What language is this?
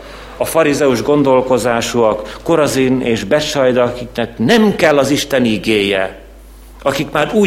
Hungarian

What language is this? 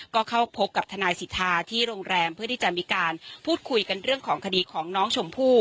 Thai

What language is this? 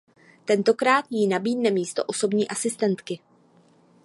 Czech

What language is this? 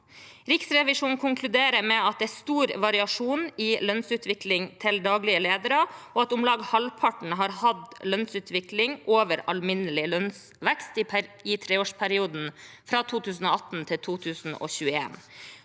Norwegian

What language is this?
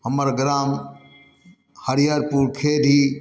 Maithili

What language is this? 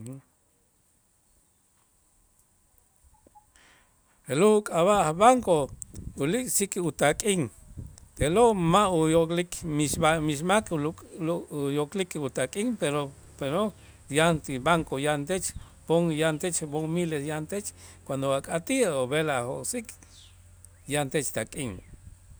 Itzá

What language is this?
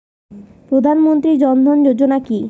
Bangla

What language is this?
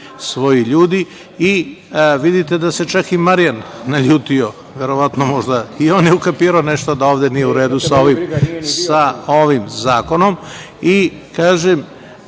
Serbian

